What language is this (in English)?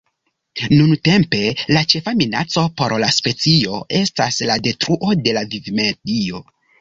Esperanto